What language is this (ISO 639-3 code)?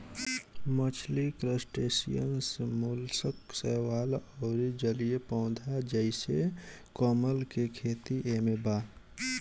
bho